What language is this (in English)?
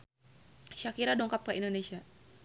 Sundanese